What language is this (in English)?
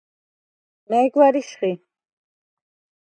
Svan